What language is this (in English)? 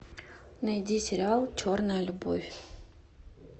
Russian